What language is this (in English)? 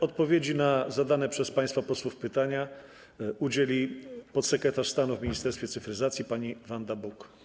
Polish